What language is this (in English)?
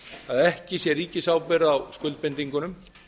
Icelandic